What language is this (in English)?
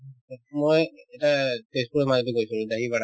Assamese